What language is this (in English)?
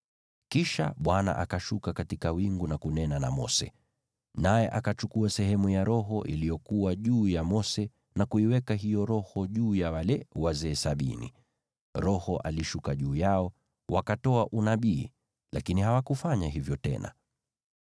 Swahili